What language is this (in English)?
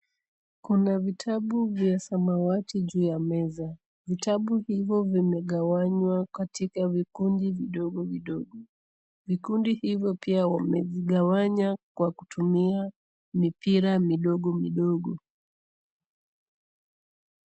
Swahili